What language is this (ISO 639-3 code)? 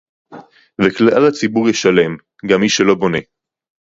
heb